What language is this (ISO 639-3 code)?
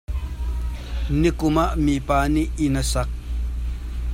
cnh